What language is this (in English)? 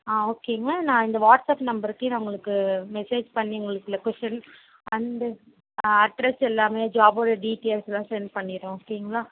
Tamil